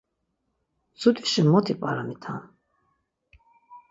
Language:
Laz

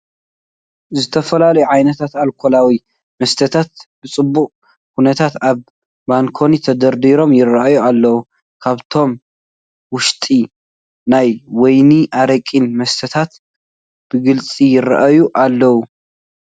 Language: Tigrinya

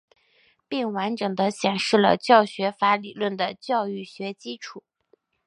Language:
Chinese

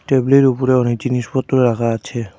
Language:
Bangla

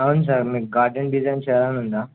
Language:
Telugu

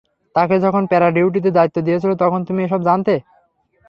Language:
Bangla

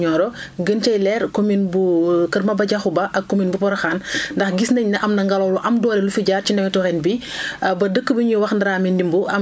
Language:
Wolof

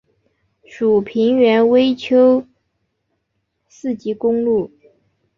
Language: Chinese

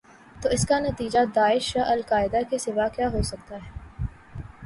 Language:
Urdu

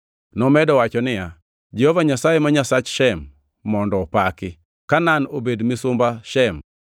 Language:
Luo (Kenya and Tanzania)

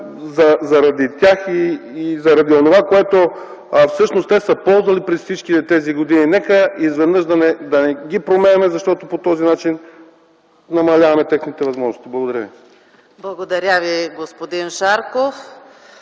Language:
Bulgarian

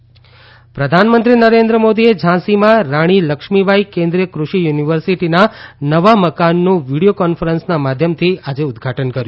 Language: Gujarati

